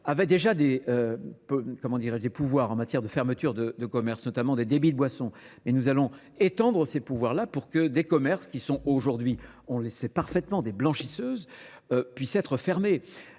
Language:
French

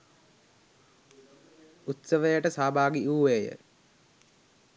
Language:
Sinhala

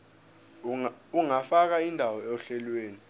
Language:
Zulu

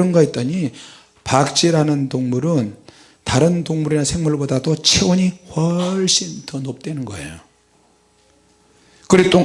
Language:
Korean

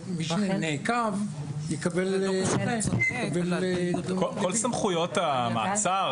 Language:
Hebrew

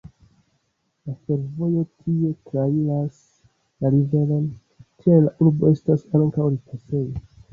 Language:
Esperanto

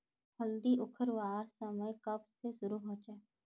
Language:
Magahi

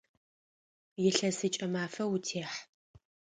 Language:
Adyghe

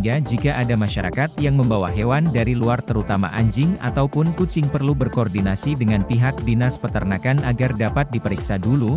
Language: Indonesian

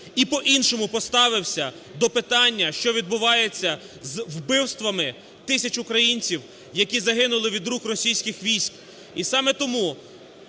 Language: Ukrainian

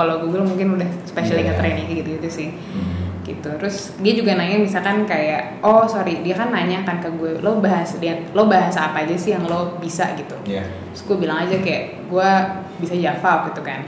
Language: Indonesian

